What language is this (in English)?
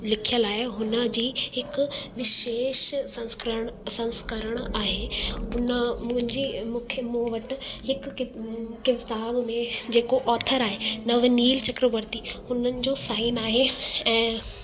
Sindhi